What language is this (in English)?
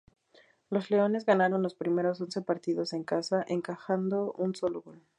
Spanish